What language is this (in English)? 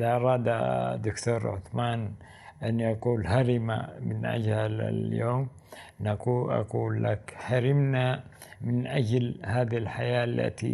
Arabic